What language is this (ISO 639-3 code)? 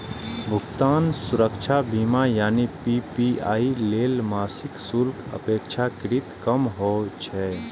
mai